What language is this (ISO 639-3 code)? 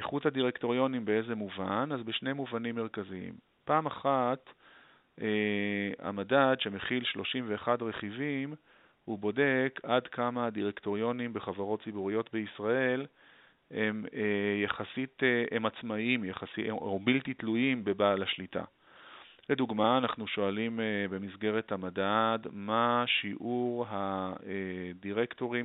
heb